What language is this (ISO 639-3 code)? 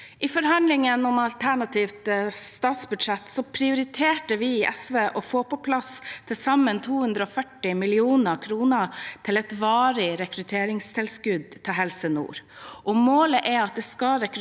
nor